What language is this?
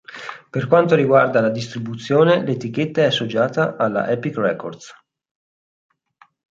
Italian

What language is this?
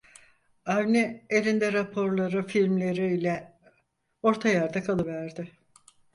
Turkish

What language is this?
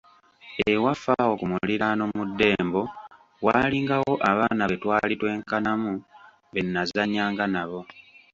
Ganda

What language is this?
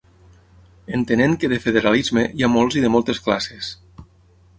Catalan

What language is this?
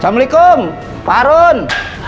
Indonesian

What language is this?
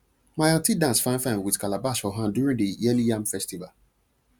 Nigerian Pidgin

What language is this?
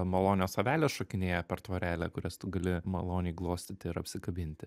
Lithuanian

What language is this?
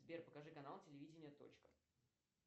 Russian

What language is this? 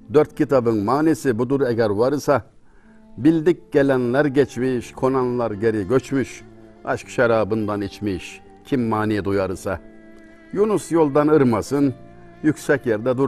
Turkish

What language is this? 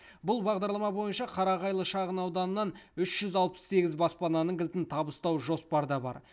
Kazakh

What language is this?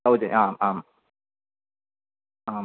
Sanskrit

